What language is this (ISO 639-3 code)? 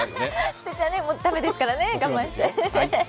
jpn